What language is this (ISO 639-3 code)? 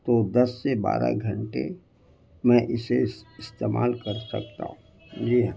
urd